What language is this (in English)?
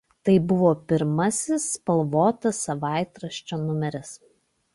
Lithuanian